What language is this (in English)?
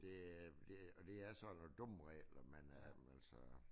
Danish